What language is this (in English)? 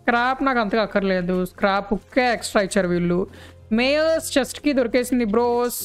Telugu